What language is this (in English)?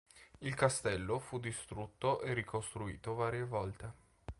Italian